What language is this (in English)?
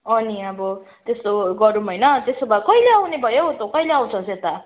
Nepali